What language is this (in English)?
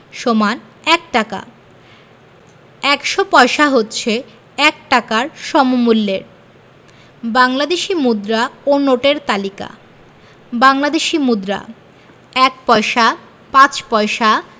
Bangla